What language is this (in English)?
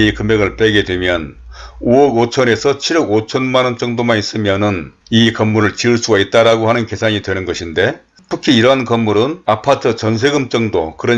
Korean